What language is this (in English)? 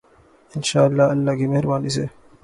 Urdu